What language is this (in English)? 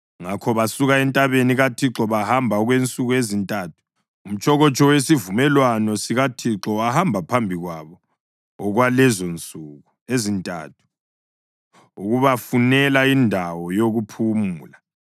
North Ndebele